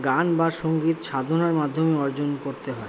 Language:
Bangla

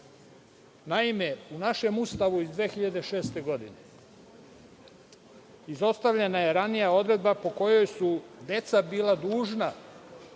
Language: Serbian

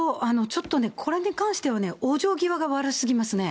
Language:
Japanese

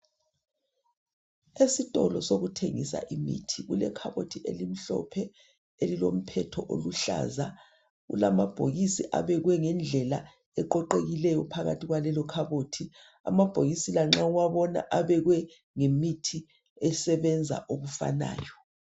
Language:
North Ndebele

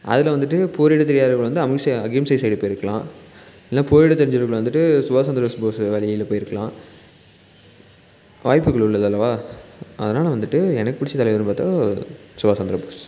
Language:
Tamil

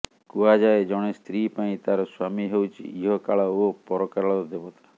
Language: Odia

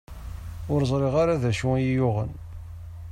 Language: Kabyle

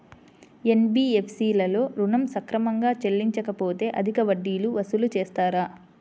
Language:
Telugu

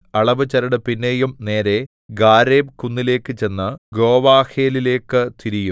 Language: Malayalam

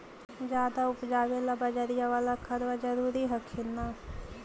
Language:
Magahi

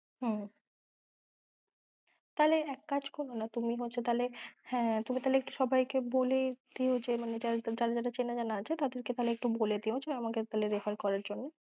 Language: Bangla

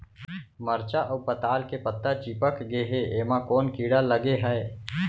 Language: Chhattisgarhi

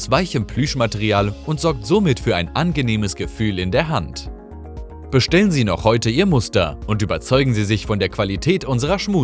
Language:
German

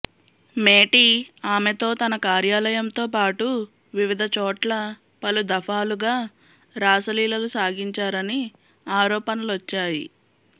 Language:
Telugu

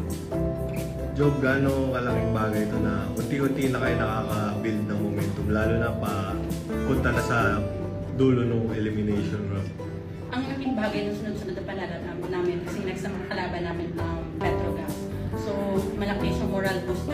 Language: Filipino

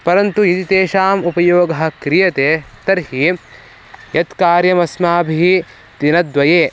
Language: Sanskrit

